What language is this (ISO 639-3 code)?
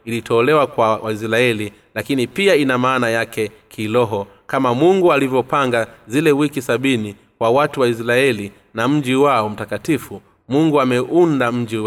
swa